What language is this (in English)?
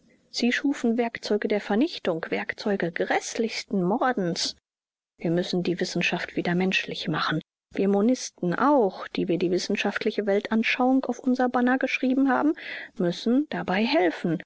German